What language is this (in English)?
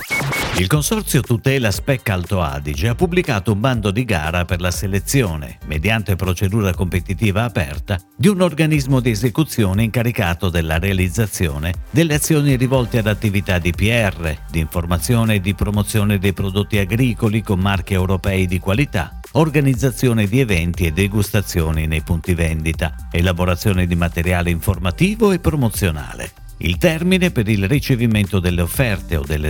Italian